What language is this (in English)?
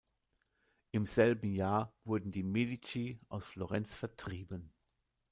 German